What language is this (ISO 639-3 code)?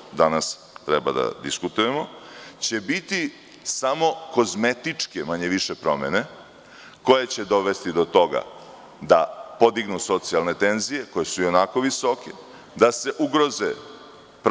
srp